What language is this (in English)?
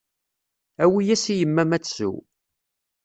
Kabyle